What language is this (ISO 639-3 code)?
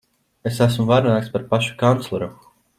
lav